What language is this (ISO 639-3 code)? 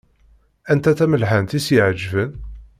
kab